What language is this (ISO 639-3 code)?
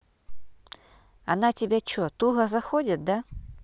rus